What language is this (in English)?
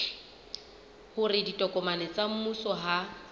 Southern Sotho